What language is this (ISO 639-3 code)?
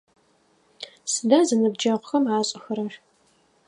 ady